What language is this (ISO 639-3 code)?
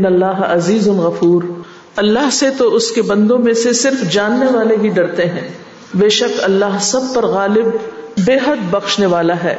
urd